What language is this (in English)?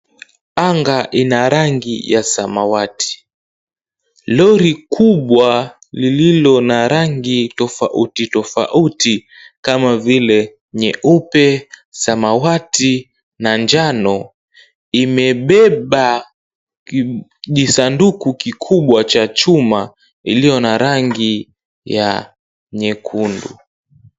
Swahili